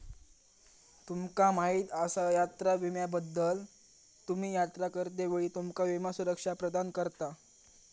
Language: Marathi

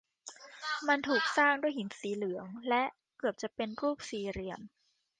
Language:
Thai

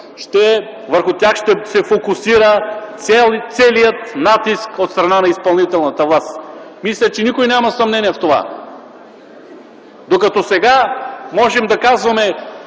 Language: Bulgarian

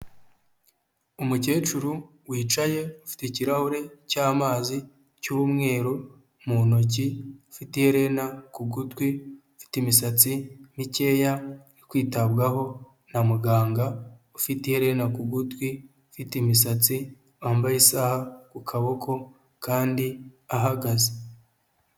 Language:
Kinyarwanda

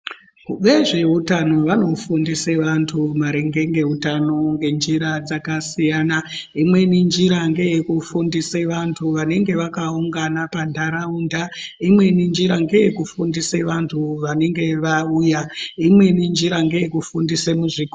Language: Ndau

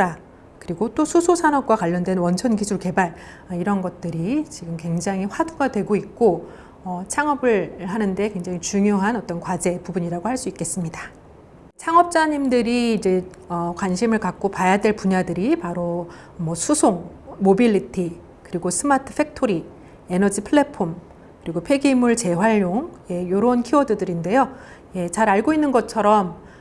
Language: Korean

